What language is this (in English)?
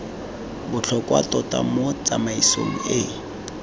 Tswana